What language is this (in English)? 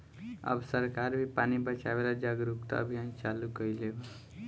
Bhojpuri